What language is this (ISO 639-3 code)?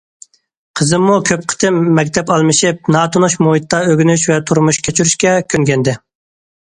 uig